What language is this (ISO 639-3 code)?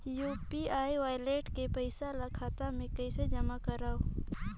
hne